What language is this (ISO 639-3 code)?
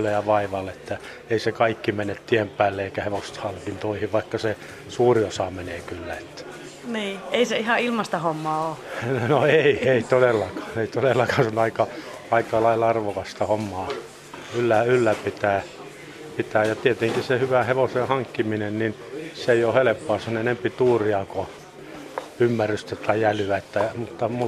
fin